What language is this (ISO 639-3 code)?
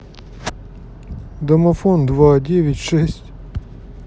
rus